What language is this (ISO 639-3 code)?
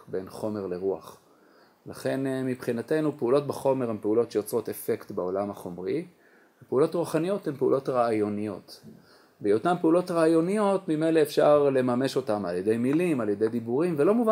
heb